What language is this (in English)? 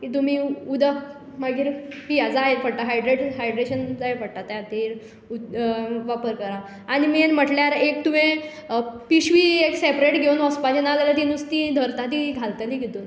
Konkani